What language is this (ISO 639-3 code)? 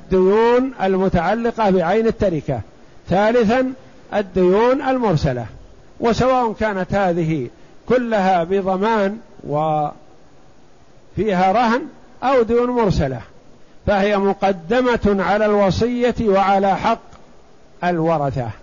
ara